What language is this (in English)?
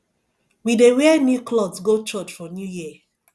Nigerian Pidgin